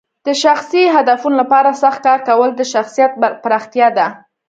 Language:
Pashto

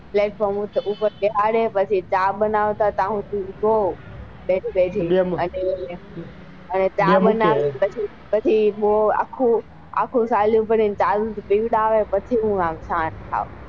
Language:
Gujarati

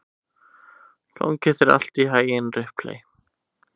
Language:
Icelandic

